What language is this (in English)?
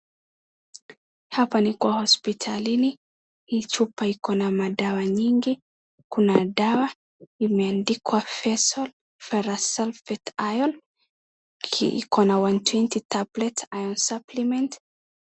Swahili